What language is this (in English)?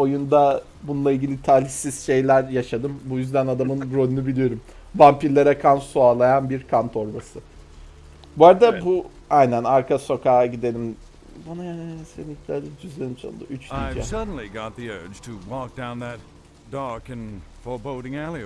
Turkish